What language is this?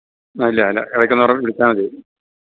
Malayalam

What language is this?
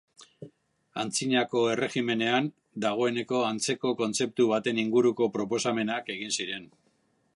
Basque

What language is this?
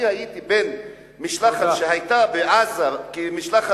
Hebrew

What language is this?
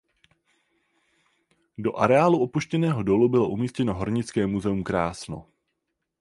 Czech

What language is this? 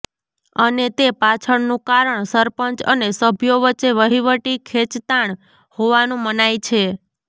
Gujarati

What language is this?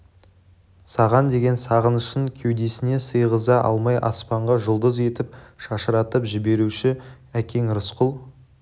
Kazakh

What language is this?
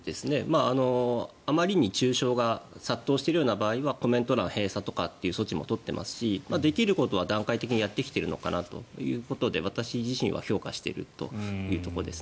Japanese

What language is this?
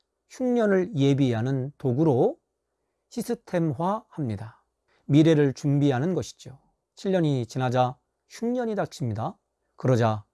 Korean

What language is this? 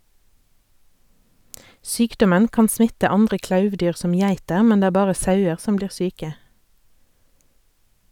Norwegian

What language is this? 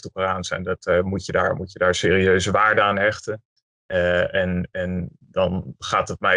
Dutch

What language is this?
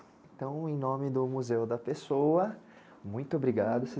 Portuguese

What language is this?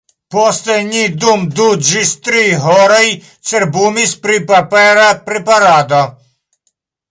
Esperanto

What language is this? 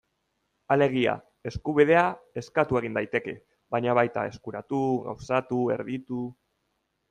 Basque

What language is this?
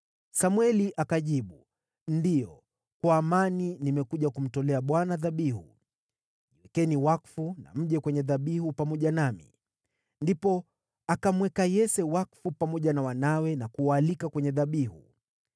Swahili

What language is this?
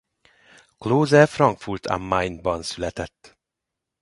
Hungarian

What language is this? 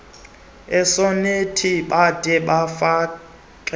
Xhosa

